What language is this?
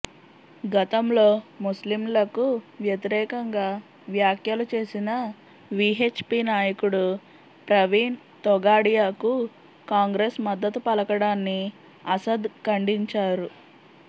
Telugu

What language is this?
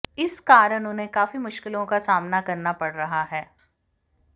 Hindi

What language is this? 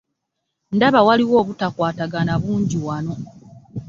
Ganda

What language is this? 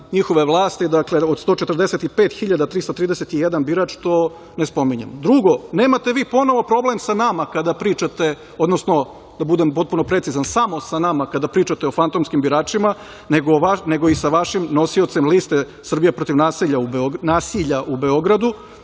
Serbian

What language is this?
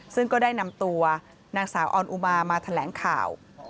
Thai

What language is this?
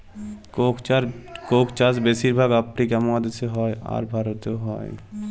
Bangla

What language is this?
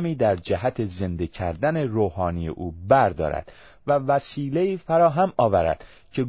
Persian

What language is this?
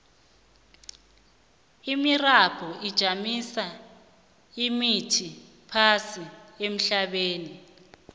South Ndebele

